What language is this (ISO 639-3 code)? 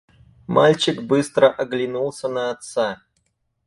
rus